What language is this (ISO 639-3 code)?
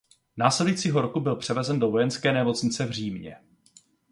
ces